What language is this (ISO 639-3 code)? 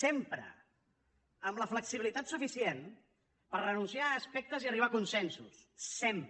cat